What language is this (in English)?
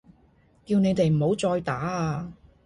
Cantonese